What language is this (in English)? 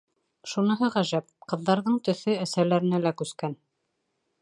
Bashkir